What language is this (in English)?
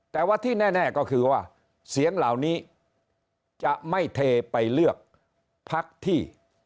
Thai